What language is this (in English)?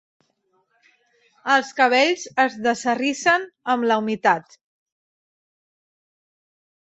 Catalan